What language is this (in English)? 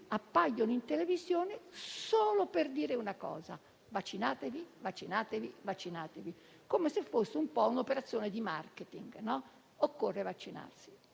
Italian